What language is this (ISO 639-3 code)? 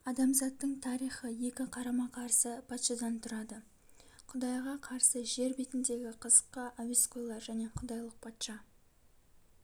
kaz